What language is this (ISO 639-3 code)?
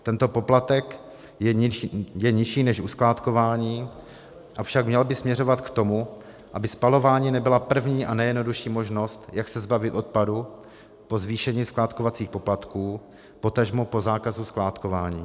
ces